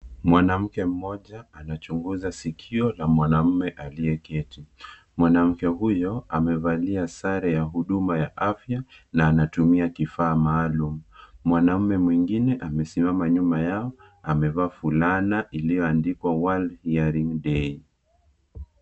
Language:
Swahili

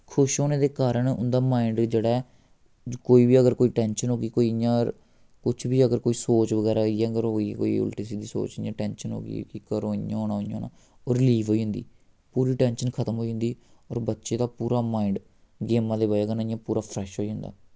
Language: Dogri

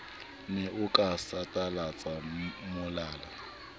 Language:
Southern Sotho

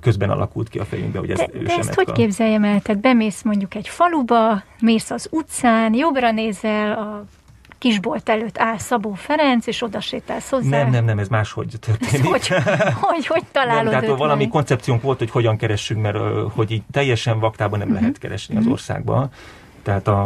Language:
Hungarian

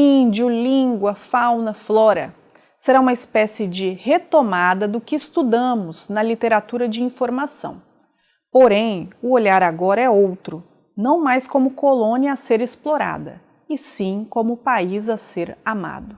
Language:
Portuguese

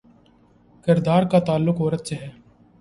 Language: Urdu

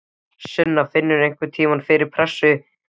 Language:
Icelandic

